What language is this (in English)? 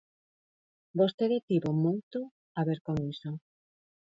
Galician